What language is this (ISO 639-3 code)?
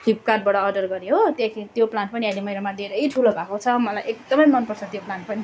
nep